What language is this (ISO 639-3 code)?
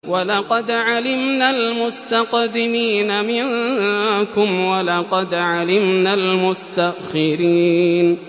ara